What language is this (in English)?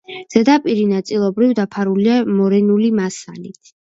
Georgian